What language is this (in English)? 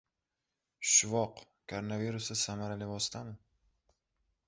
Uzbek